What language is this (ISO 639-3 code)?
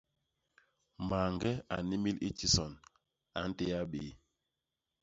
bas